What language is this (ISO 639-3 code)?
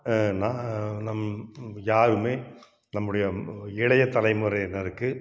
tam